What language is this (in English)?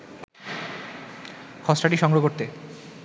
Bangla